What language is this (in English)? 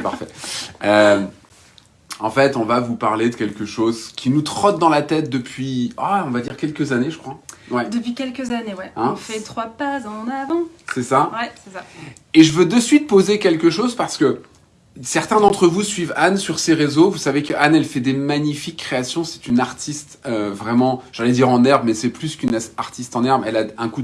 French